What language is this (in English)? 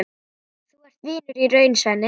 Icelandic